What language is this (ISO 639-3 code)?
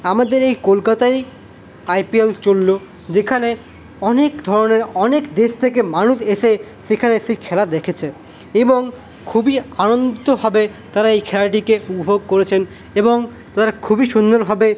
ben